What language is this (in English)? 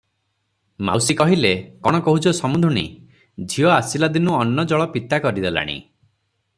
Odia